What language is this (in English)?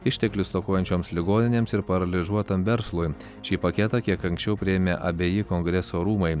Lithuanian